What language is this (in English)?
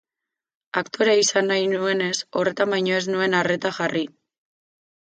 Basque